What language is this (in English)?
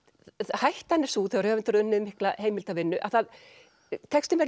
Icelandic